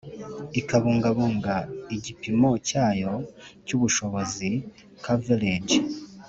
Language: Kinyarwanda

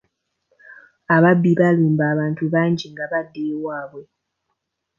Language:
Ganda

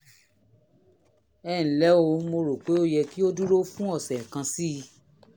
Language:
Yoruba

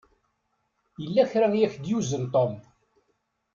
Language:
Kabyle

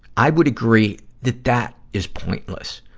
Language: English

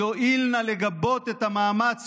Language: Hebrew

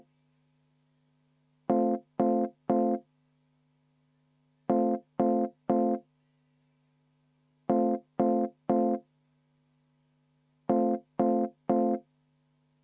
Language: Estonian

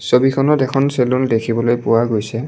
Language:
Assamese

